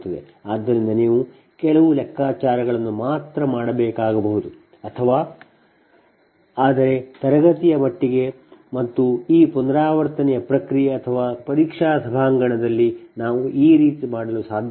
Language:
Kannada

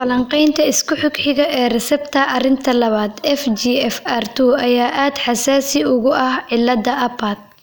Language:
Somali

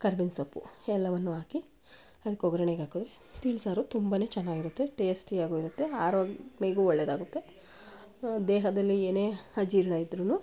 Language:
Kannada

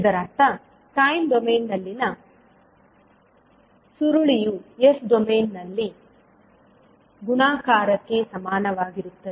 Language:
Kannada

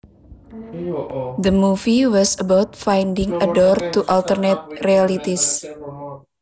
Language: Javanese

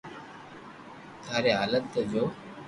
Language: Loarki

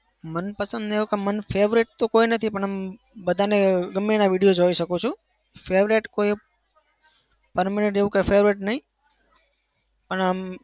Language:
Gujarati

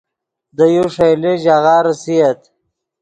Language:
Yidgha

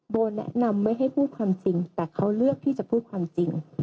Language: Thai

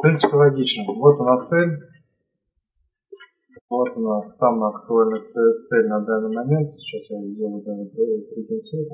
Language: Russian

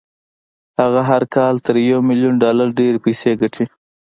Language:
Pashto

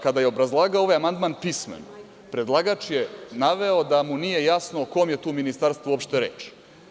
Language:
Serbian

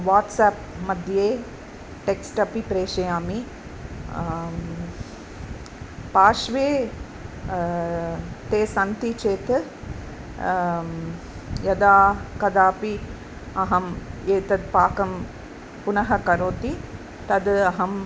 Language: Sanskrit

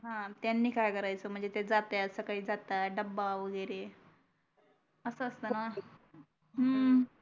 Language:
Marathi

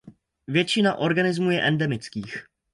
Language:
Czech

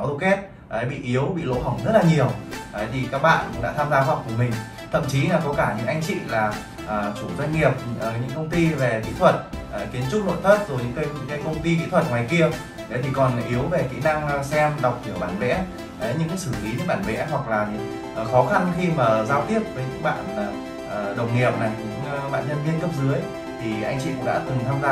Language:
Vietnamese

